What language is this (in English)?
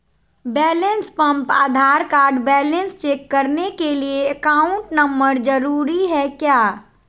Magahi